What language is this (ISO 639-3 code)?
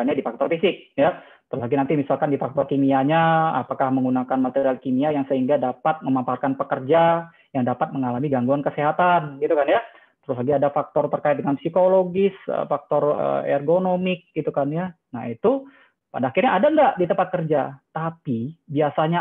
ind